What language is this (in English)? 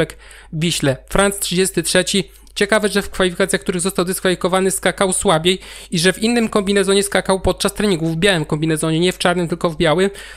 Polish